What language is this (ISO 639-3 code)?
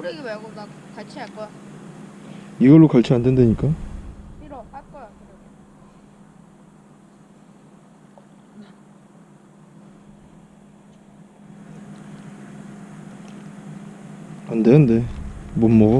kor